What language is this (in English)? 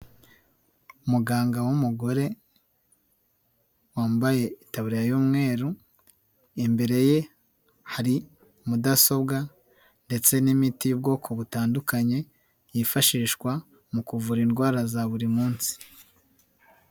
Kinyarwanda